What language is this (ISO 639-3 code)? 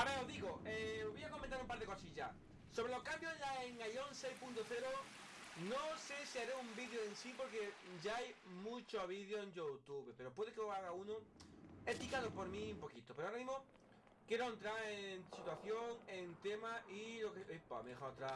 spa